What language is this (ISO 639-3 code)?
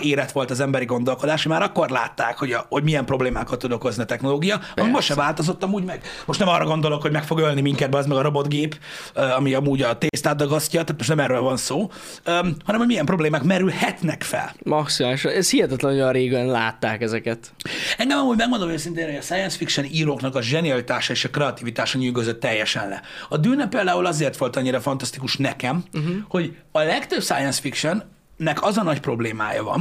hun